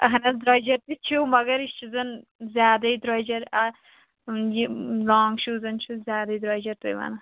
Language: Kashmiri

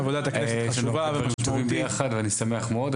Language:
Hebrew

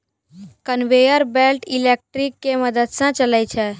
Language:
Maithili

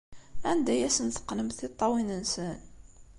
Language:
Kabyle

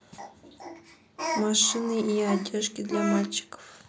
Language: Russian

